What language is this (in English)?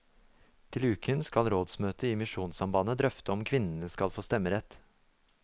Norwegian